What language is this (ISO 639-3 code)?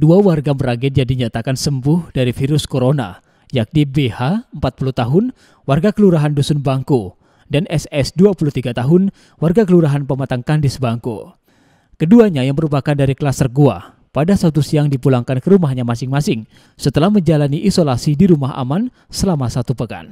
ind